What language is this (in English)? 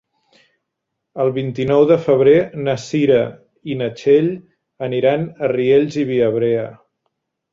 Catalan